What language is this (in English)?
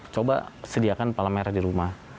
Indonesian